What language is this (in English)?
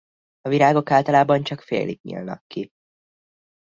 Hungarian